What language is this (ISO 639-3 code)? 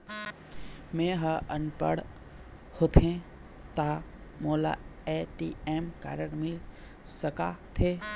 hne